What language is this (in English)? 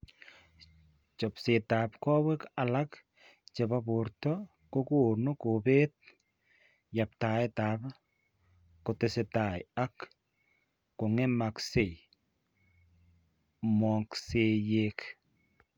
Kalenjin